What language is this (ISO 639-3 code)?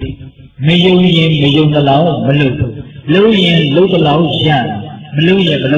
vie